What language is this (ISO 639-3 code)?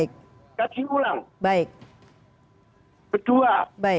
ind